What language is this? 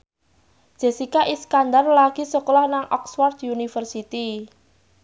Javanese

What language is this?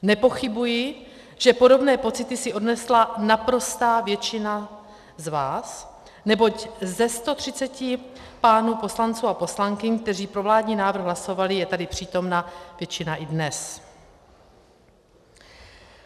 Czech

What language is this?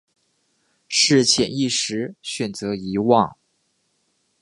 Chinese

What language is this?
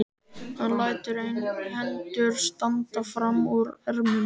Icelandic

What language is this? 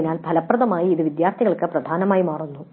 Malayalam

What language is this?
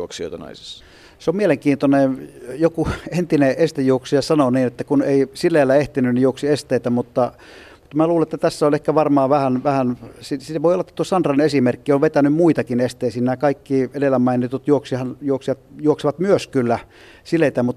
Finnish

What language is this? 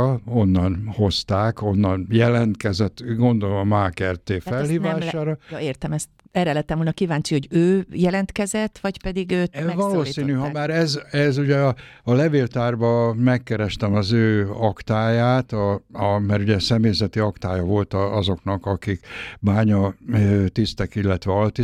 Hungarian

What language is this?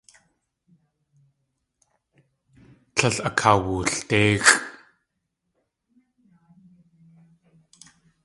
Tlingit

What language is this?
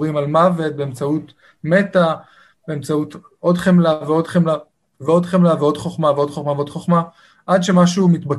Hebrew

